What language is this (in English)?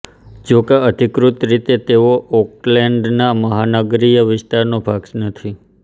Gujarati